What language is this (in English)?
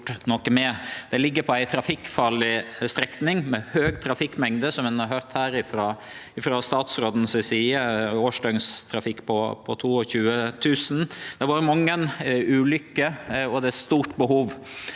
Norwegian